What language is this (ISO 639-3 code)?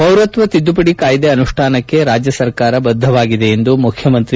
kan